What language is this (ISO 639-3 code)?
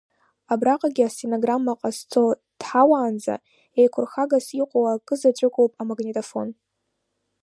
abk